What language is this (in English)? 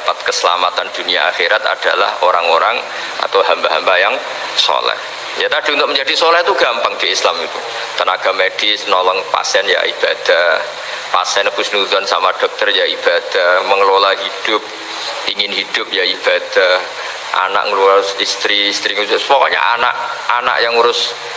Indonesian